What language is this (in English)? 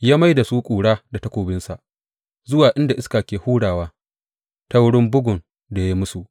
Hausa